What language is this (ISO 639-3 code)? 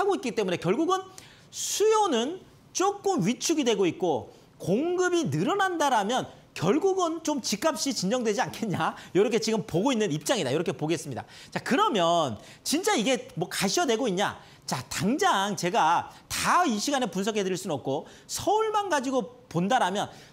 kor